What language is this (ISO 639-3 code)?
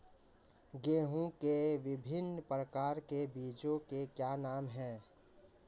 hin